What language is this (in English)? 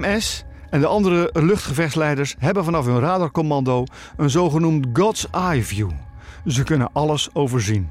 Dutch